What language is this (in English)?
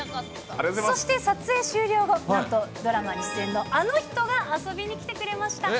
Japanese